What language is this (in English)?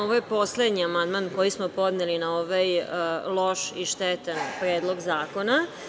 Serbian